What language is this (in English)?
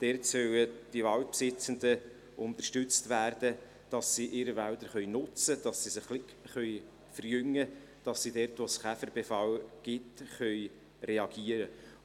Swiss German